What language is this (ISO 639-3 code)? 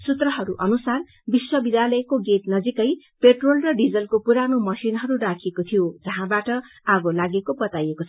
nep